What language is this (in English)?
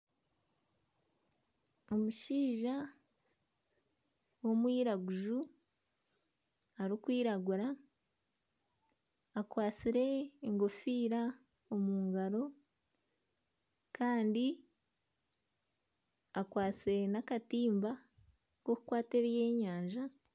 Nyankole